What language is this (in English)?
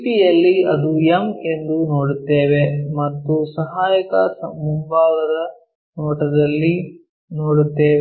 Kannada